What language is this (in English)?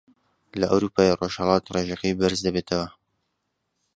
Central Kurdish